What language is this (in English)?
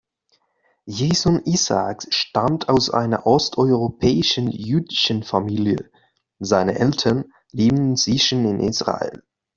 German